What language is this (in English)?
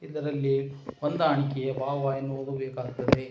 Kannada